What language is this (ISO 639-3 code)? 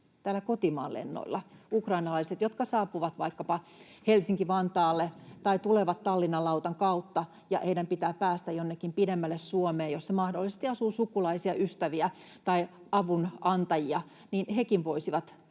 fin